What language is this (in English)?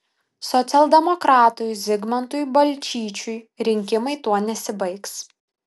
Lithuanian